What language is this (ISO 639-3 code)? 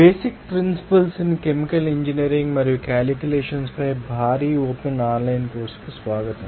tel